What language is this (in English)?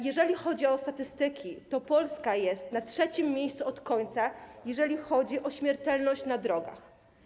Polish